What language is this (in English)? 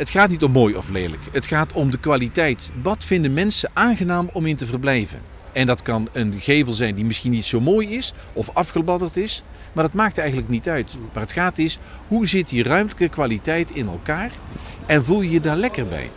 Dutch